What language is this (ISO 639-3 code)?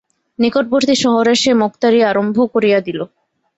ben